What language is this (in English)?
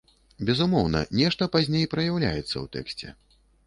Belarusian